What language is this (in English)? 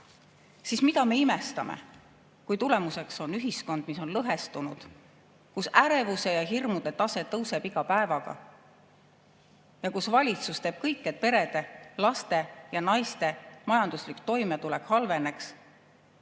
Estonian